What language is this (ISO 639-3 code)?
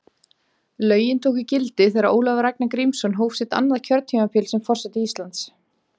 isl